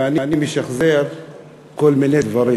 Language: Hebrew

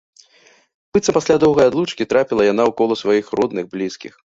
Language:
Belarusian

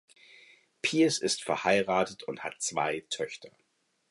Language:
German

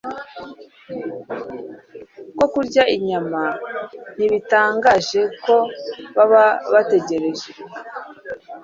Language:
Kinyarwanda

